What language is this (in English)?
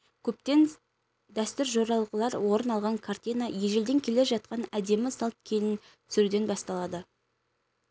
Kazakh